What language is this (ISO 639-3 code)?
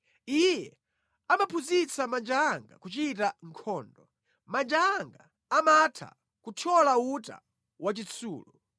nya